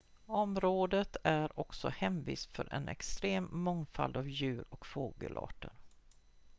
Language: Swedish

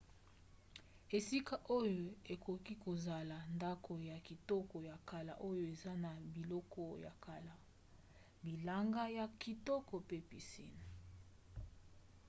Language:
Lingala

